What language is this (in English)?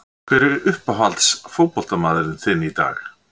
Icelandic